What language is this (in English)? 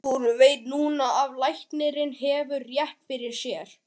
Icelandic